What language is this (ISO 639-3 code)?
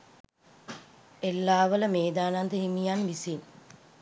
sin